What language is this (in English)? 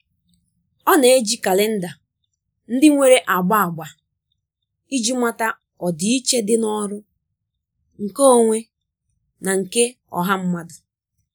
Igbo